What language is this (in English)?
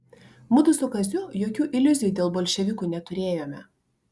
Lithuanian